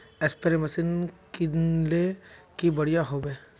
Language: Magahi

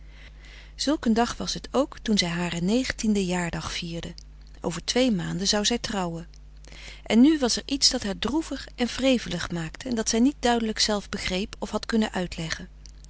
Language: Dutch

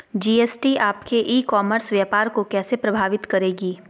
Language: Magahi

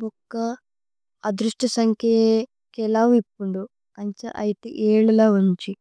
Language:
Tulu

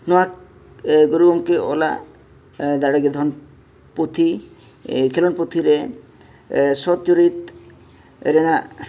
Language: Santali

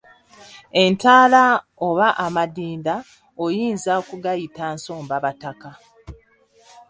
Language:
Ganda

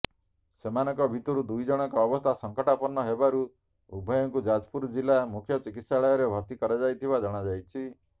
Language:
Odia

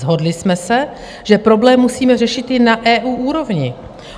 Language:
Czech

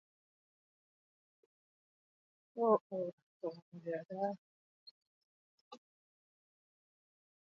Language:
Basque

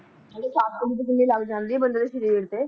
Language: Punjabi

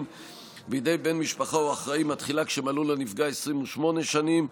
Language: Hebrew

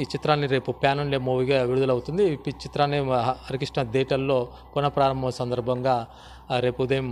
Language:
Telugu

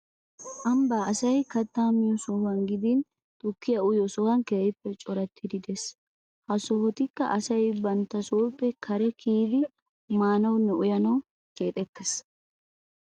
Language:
Wolaytta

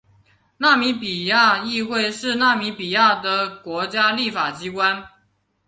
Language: Chinese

